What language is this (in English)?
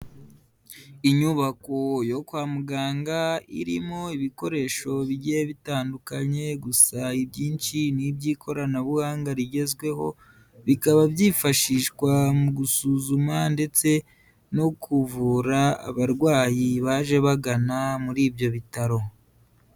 Kinyarwanda